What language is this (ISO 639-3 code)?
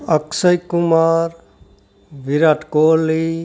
guj